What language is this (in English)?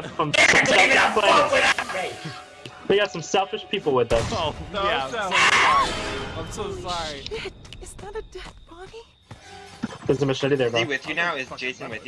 English